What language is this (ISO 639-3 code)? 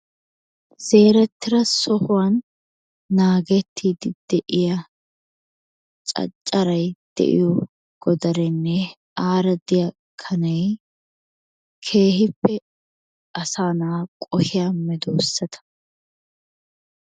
wal